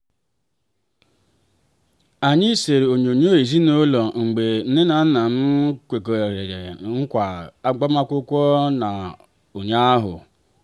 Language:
Igbo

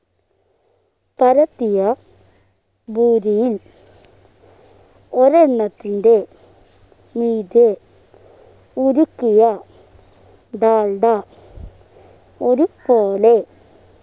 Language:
Malayalam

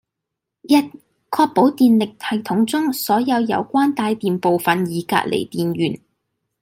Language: Cantonese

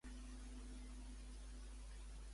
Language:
Catalan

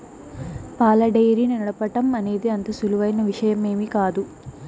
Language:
Telugu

